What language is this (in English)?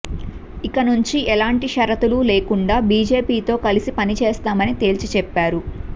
Telugu